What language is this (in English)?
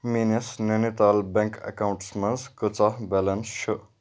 Kashmiri